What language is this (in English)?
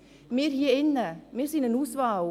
Swiss German